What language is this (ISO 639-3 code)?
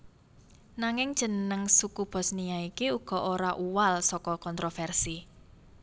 jav